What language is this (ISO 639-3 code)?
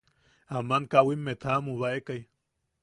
yaq